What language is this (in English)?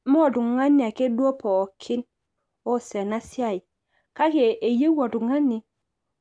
Masai